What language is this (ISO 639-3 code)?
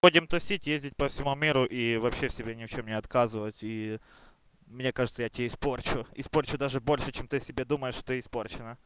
rus